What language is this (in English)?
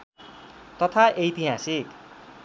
Nepali